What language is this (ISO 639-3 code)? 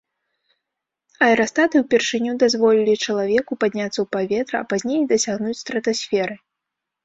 bel